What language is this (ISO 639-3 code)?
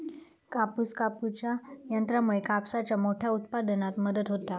mar